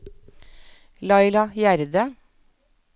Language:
Norwegian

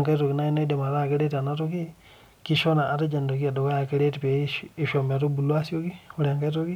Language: Masai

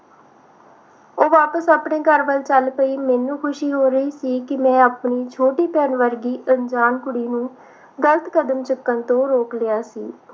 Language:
Punjabi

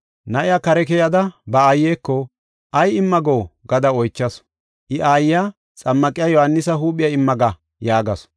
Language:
Gofa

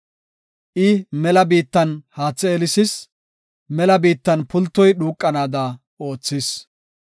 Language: Gofa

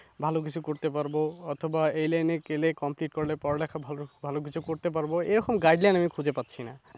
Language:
Bangla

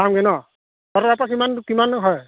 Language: Assamese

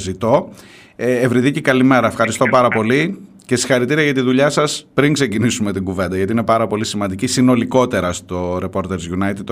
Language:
Greek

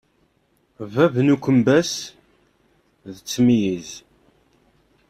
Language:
Kabyle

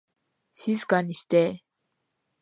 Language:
Japanese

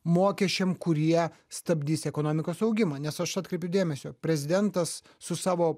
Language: Lithuanian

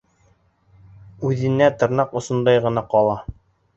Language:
Bashkir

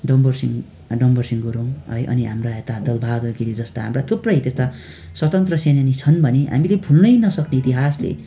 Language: Nepali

